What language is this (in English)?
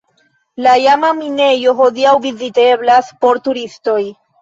Esperanto